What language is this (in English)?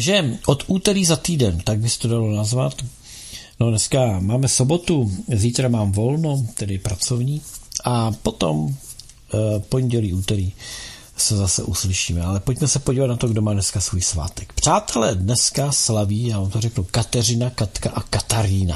Czech